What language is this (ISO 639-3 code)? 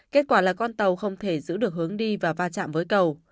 vie